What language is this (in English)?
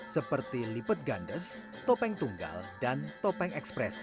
Indonesian